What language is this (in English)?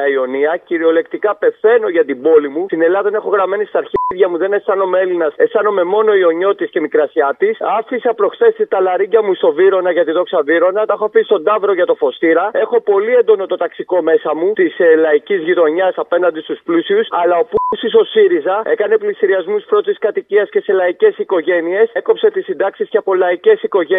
Greek